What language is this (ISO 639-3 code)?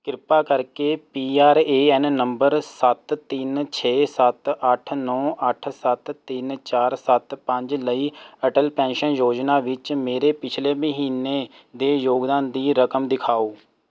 pan